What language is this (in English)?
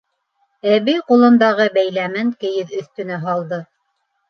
Bashkir